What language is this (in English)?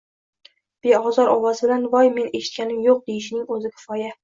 Uzbek